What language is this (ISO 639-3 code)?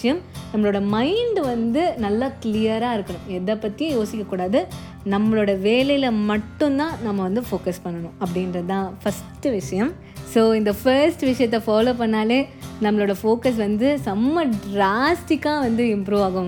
tam